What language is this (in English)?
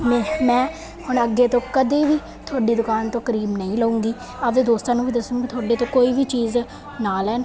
Punjabi